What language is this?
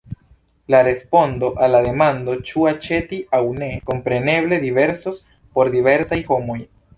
Esperanto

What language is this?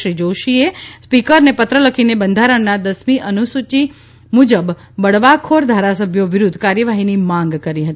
Gujarati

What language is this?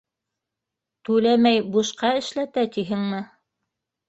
Bashkir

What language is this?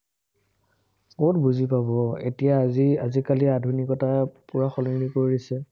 Assamese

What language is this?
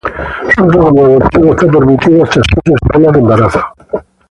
Spanish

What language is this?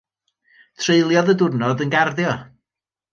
Welsh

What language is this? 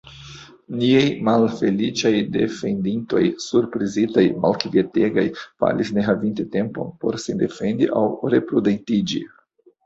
Esperanto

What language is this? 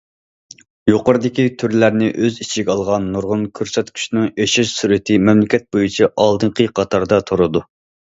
Uyghur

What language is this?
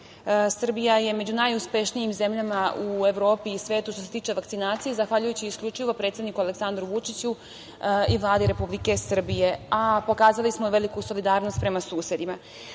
Serbian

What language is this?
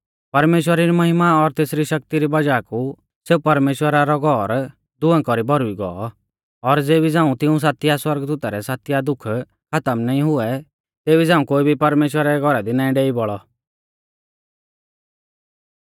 Mahasu Pahari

